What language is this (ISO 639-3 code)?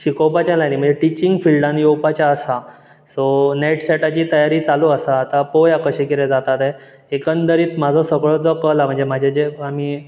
kok